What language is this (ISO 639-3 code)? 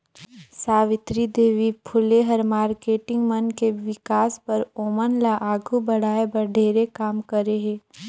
hne